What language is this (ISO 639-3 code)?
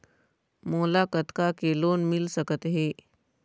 hne